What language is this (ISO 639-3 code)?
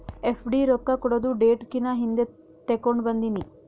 kan